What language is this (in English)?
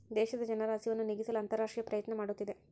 Kannada